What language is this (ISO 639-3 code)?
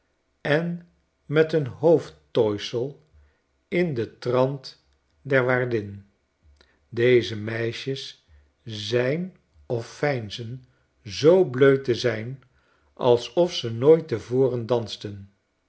nld